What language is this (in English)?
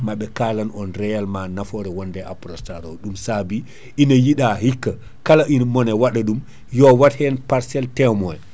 Fula